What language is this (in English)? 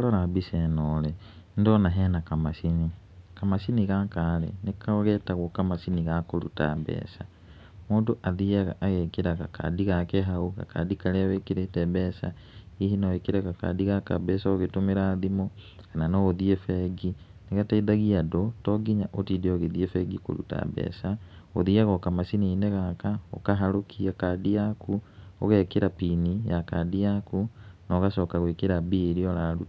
Kikuyu